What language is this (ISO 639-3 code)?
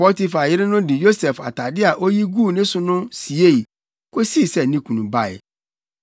aka